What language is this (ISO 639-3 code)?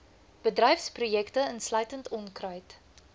afr